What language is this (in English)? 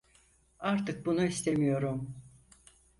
Turkish